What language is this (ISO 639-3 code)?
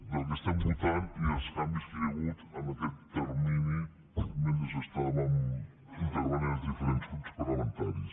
cat